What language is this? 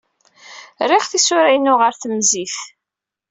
Kabyle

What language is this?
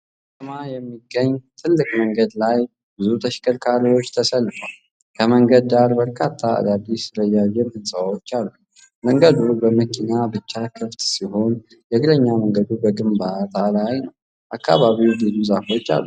Amharic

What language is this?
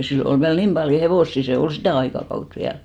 Finnish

